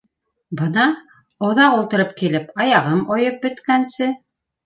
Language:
Bashkir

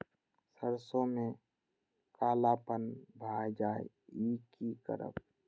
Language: Maithili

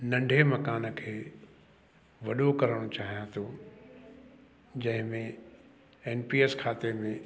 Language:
Sindhi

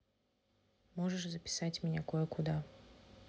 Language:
Russian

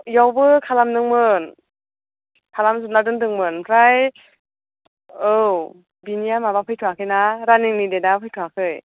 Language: Bodo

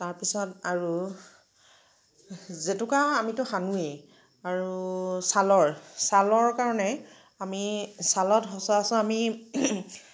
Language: Assamese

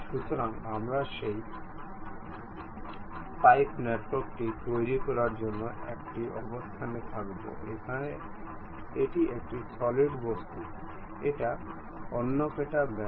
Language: Bangla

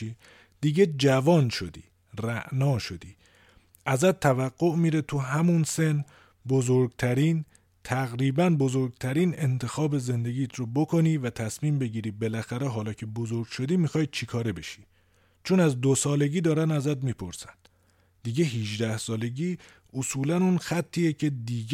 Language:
Persian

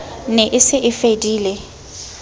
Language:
Southern Sotho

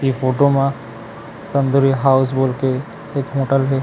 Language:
Chhattisgarhi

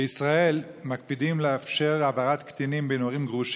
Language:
Hebrew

